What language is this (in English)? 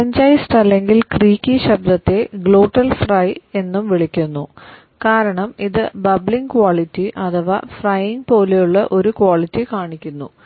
Malayalam